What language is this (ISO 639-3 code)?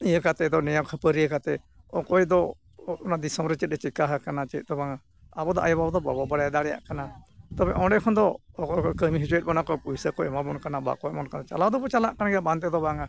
sat